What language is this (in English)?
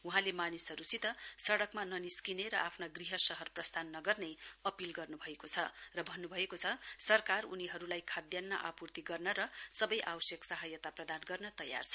Nepali